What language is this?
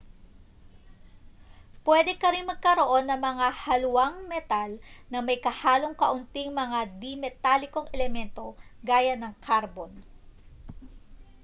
Filipino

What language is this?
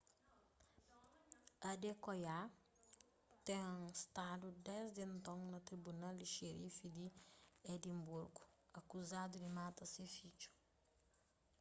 Kabuverdianu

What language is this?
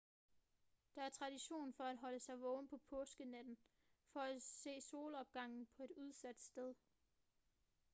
Danish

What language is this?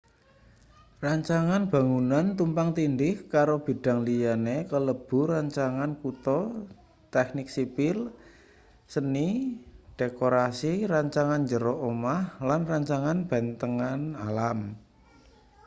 Javanese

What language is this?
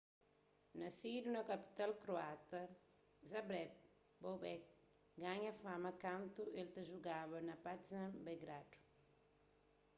Kabuverdianu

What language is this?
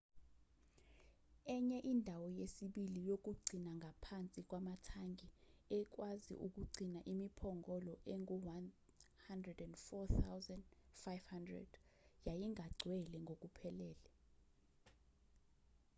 Zulu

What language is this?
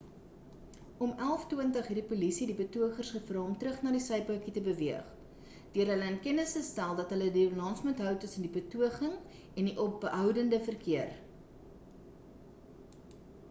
Afrikaans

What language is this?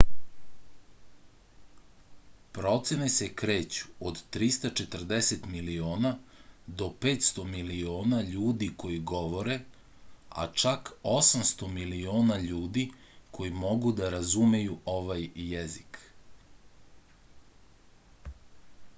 Serbian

